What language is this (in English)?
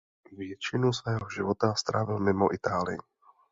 Czech